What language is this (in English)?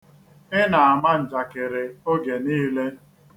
Igbo